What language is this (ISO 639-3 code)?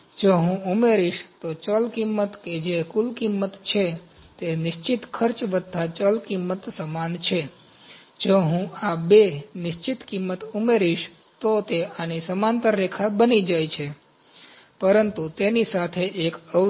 guj